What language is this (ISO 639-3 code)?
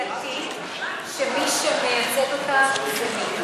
heb